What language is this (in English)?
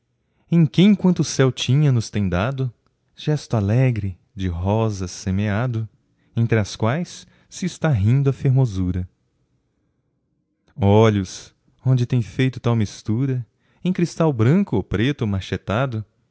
Portuguese